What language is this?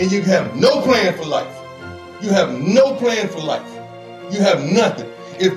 English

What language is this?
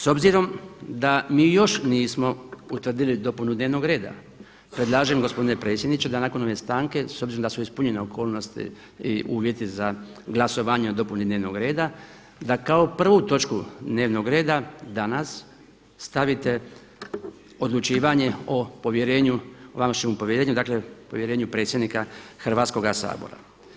Croatian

